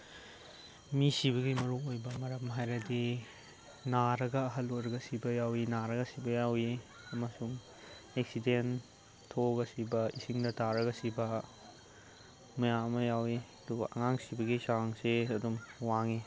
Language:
Manipuri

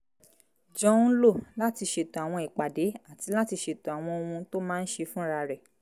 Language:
Yoruba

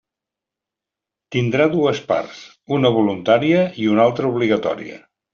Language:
Catalan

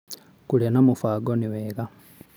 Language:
Kikuyu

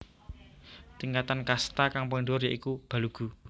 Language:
Javanese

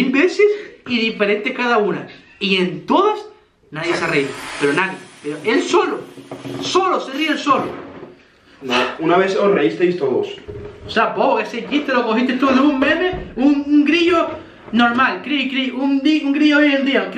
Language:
Spanish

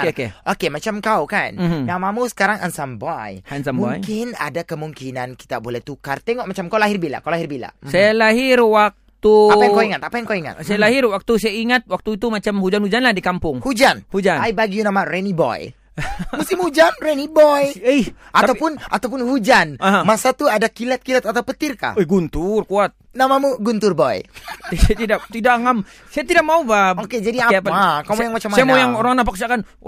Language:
Malay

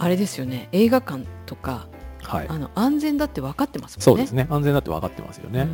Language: Japanese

